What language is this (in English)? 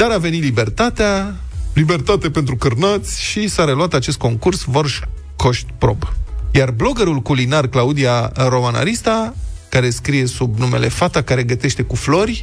Romanian